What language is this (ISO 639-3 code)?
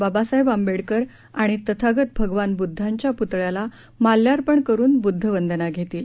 mar